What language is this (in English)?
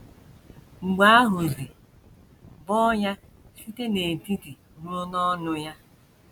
Igbo